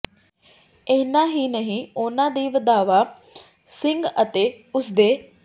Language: Punjabi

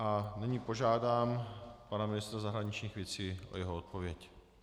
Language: Czech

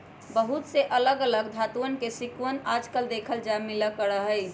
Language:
Magahi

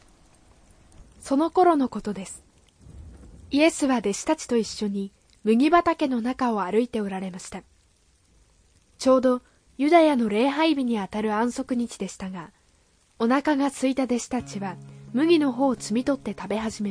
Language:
Japanese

